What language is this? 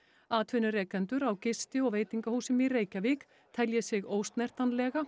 Icelandic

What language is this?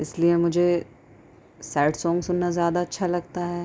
Urdu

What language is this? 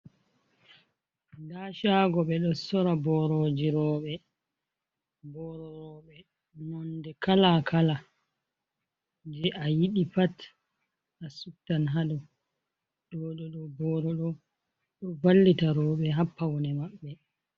Fula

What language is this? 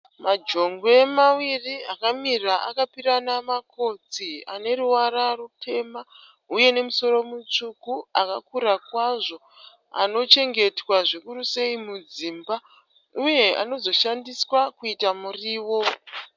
Shona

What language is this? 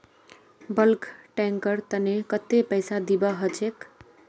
Magahi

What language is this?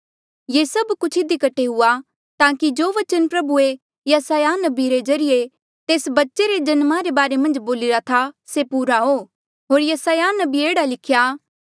Mandeali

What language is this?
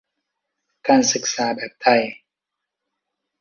Thai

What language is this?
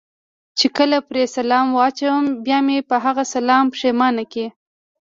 Pashto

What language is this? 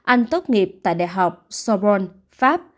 Vietnamese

